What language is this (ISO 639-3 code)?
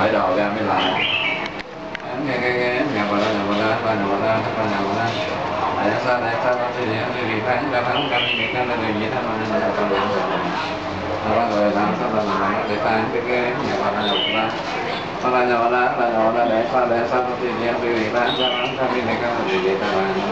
vie